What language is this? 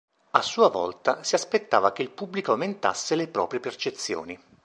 Italian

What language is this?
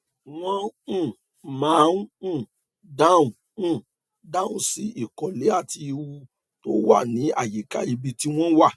Yoruba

